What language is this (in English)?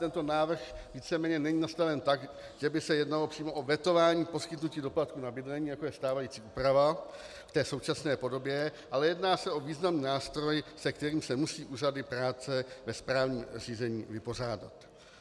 Czech